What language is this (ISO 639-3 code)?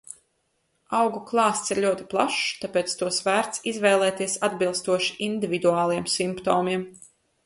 lav